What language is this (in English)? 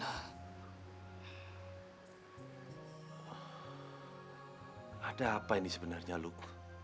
Indonesian